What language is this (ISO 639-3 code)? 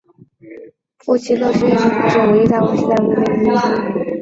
zho